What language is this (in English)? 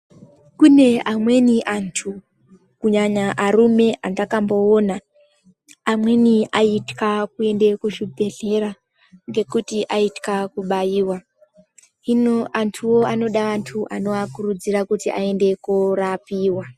Ndau